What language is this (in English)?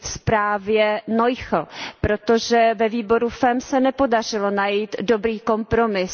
Czech